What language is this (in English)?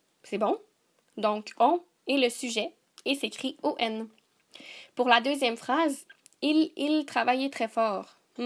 French